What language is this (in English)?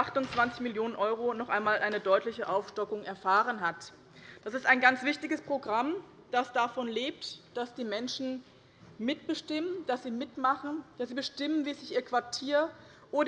German